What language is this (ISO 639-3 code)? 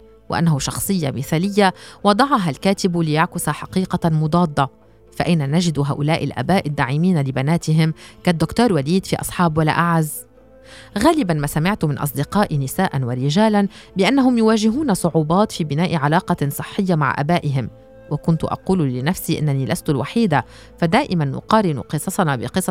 ara